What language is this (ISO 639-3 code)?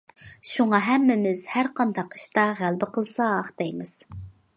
uig